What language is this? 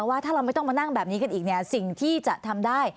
Thai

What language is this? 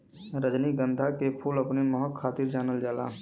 Bhojpuri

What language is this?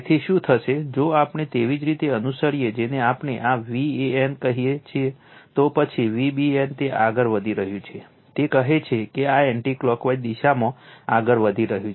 Gujarati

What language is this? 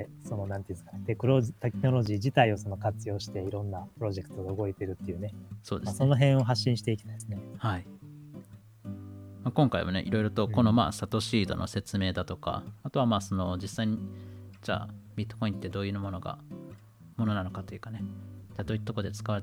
Japanese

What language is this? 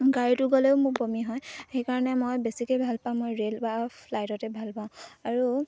Assamese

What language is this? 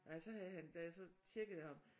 Danish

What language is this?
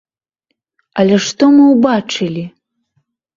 Belarusian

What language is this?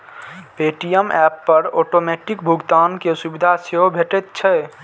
Maithili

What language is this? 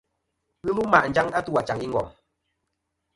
Kom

